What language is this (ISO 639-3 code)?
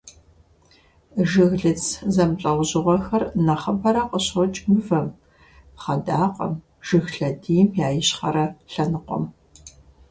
kbd